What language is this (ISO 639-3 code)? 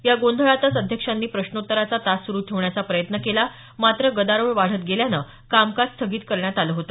mar